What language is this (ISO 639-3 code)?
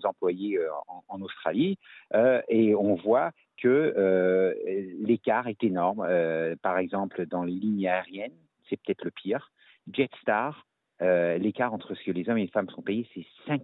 fra